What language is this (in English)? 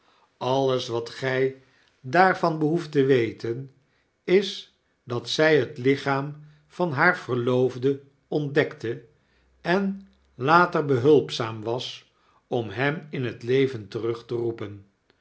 Dutch